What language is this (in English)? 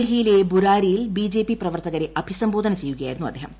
Malayalam